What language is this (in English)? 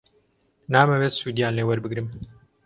Central Kurdish